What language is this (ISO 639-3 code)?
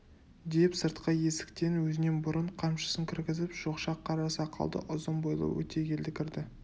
kaz